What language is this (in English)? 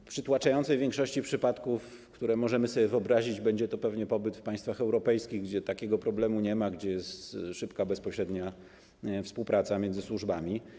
Polish